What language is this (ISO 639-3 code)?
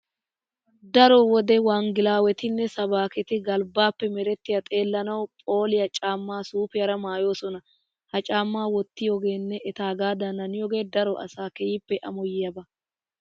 wal